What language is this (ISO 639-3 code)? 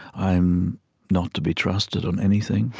eng